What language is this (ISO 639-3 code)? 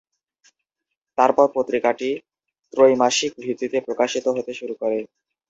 ben